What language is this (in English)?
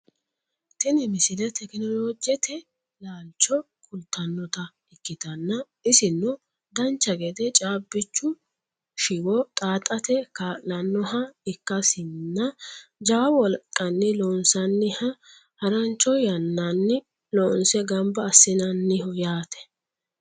Sidamo